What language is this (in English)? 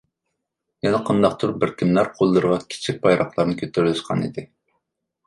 Uyghur